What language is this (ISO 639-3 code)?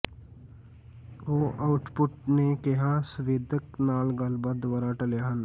pan